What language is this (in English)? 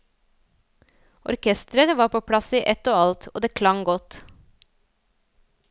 Norwegian